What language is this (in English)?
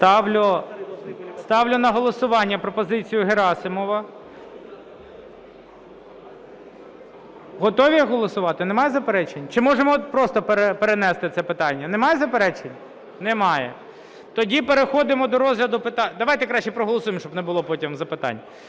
Ukrainian